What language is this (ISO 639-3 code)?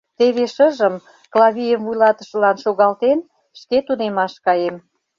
chm